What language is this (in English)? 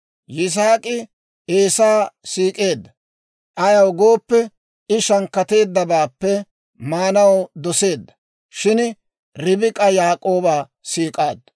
Dawro